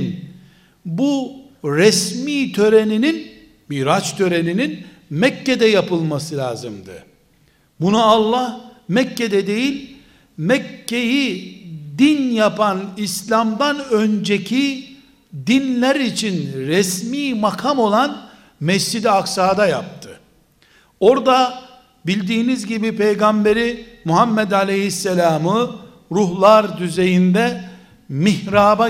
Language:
Turkish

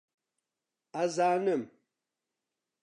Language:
Central Kurdish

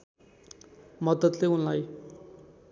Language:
Nepali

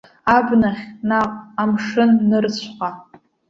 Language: Abkhazian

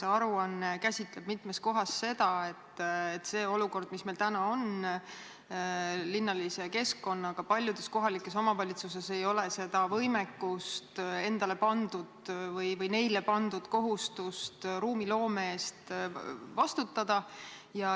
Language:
Estonian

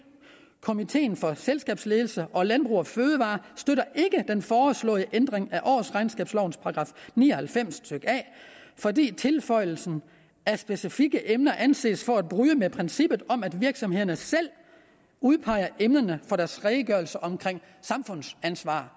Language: Danish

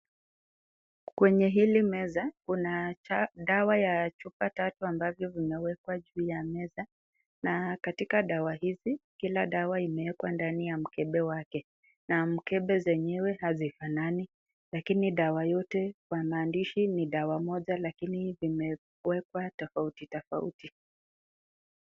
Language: Swahili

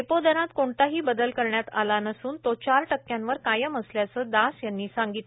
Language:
Marathi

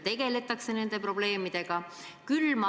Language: Estonian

